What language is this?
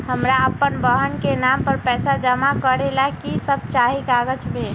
Magahi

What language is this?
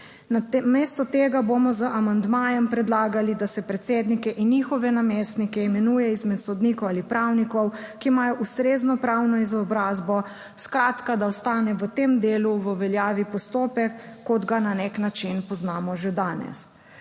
Slovenian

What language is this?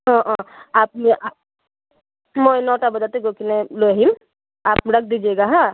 Assamese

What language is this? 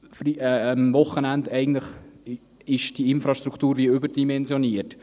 Swiss German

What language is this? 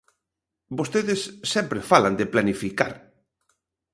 Galician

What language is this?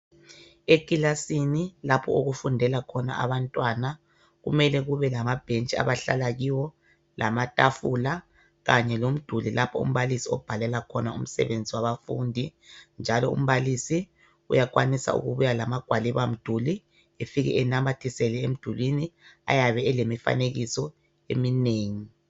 North Ndebele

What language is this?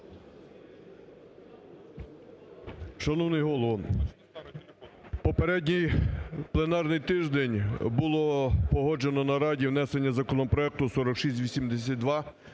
Ukrainian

